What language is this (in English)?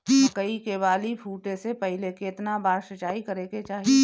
Bhojpuri